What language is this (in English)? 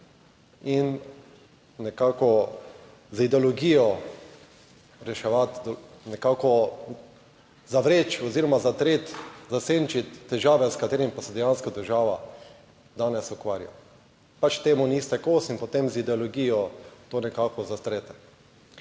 Slovenian